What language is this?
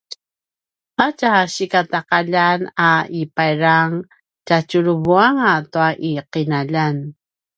Paiwan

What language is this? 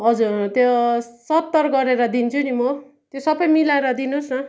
Nepali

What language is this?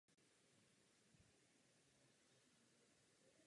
Czech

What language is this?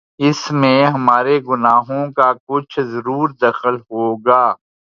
Urdu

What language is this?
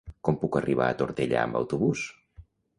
Catalan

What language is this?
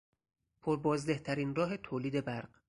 Persian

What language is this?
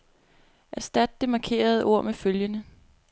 Danish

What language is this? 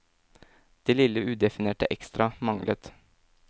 Norwegian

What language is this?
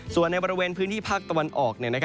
Thai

